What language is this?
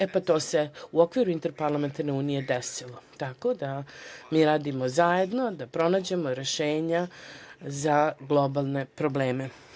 Serbian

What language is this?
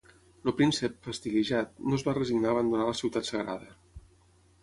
Catalan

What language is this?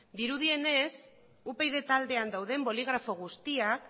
Basque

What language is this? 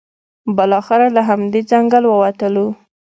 Pashto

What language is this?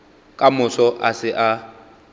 Northern Sotho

